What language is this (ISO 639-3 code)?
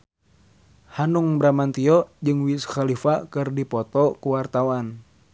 sun